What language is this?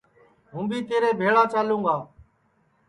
Sansi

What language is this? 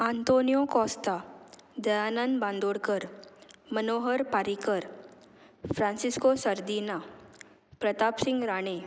Konkani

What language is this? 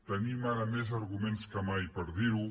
Catalan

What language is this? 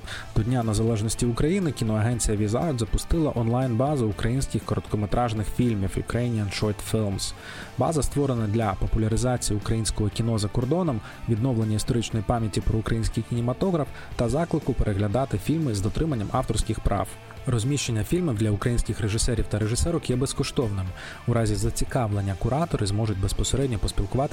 Ukrainian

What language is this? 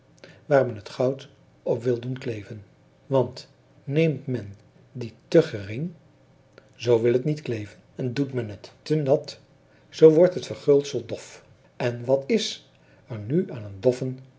Dutch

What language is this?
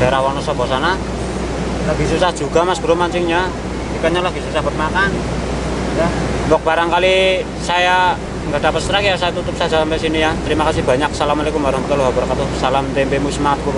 Indonesian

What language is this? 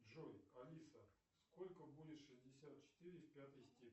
Russian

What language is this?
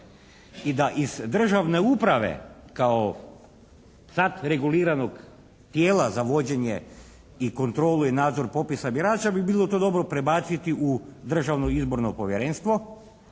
Croatian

